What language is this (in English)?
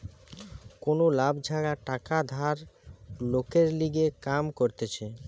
Bangla